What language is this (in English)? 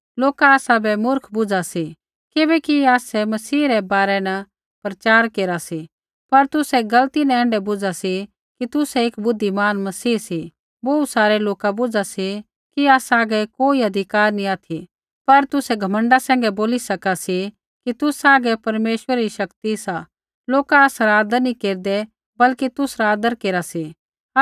Kullu Pahari